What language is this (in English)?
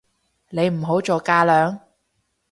Cantonese